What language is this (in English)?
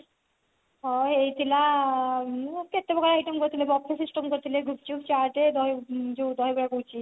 Odia